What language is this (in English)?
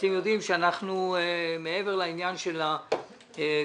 Hebrew